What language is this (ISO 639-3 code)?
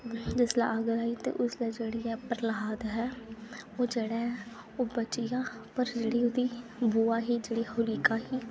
doi